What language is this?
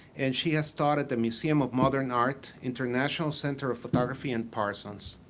English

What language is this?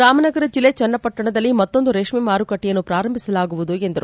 Kannada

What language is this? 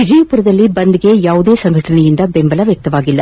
Kannada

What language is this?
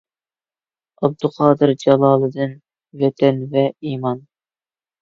Uyghur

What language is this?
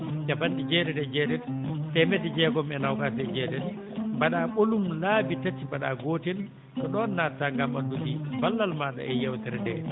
Fula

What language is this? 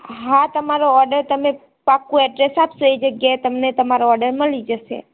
Gujarati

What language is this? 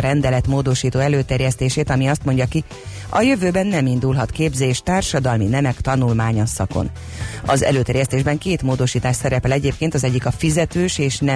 Hungarian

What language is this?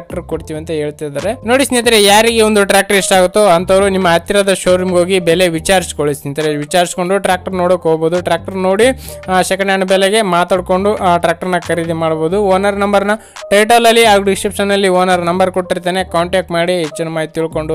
Romanian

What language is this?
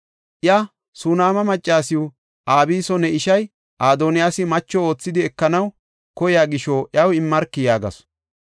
Gofa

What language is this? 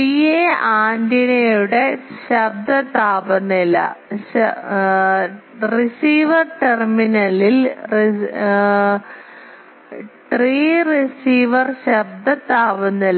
Malayalam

